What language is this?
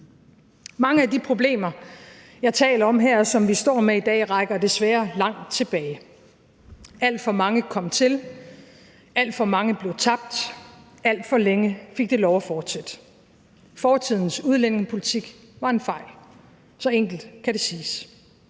Danish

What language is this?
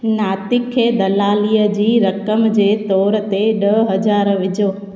Sindhi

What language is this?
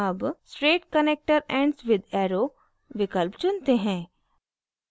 Hindi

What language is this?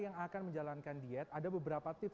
Indonesian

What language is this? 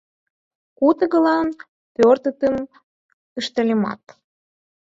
Mari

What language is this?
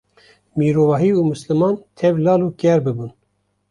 Kurdish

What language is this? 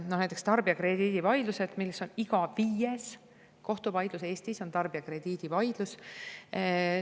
Estonian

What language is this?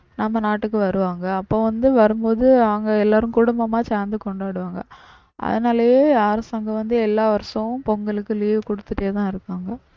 Tamil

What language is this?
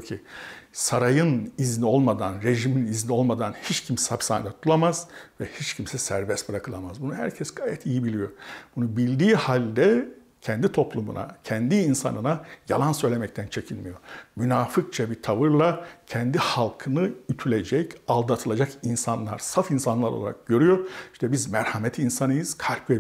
Turkish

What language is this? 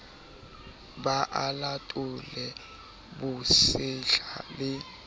Southern Sotho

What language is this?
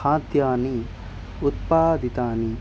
Sanskrit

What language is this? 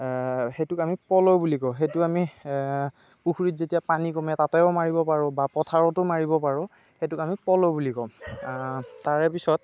Assamese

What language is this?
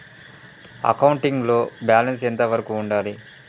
Telugu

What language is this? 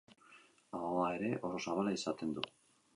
Basque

